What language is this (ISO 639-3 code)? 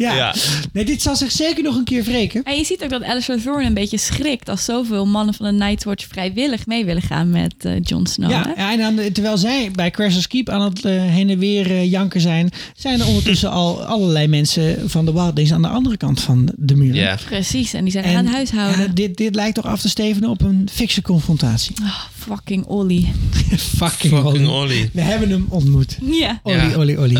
nld